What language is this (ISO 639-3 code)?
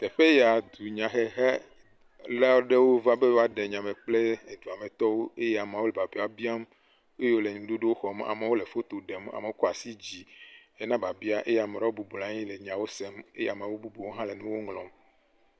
ewe